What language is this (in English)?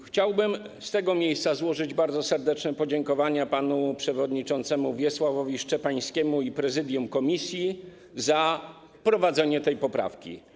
Polish